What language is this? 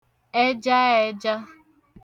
Igbo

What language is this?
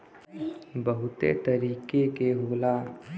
Bhojpuri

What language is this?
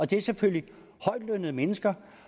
Danish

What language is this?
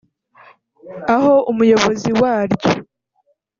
Kinyarwanda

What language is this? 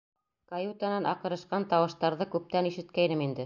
Bashkir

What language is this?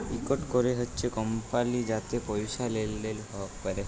Bangla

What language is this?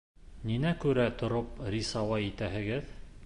Bashkir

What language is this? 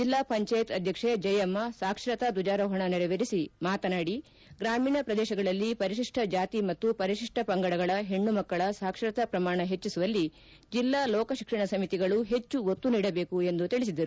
Kannada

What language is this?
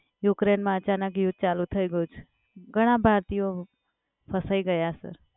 Gujarati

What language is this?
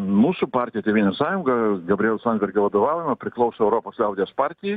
Lithuanian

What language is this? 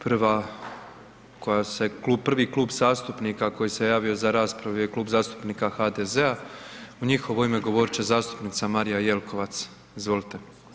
Croatian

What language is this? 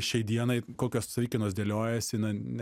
Lithuanian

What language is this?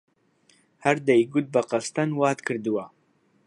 Central Kurdish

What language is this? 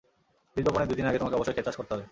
Bangla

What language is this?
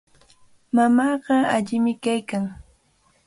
Cajatambo North Lima Quechua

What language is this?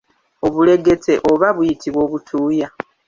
Ganda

